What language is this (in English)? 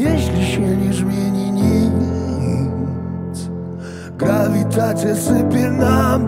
Polish